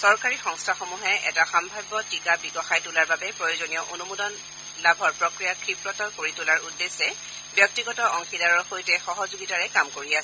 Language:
Assamese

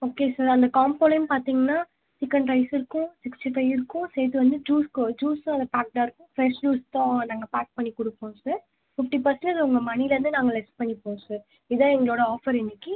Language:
Tamil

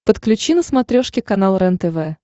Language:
Russian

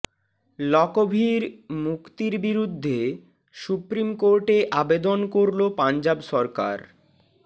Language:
Bangla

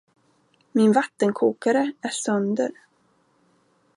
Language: Swedish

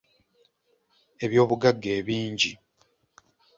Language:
Ganda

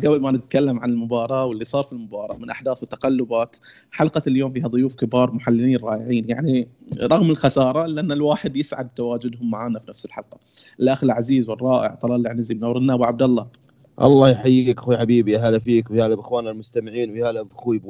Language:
Arabic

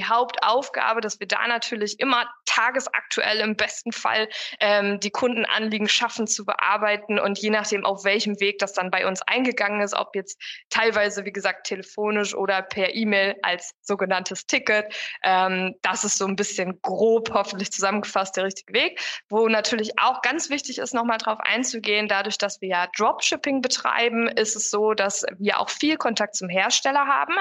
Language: German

